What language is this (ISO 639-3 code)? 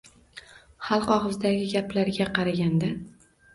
uzb